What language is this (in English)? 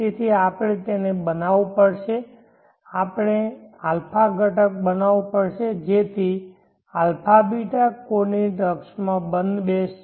Gujarati